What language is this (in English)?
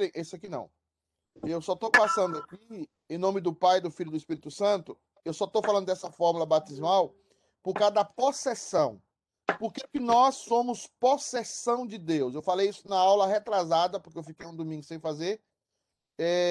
Portuguese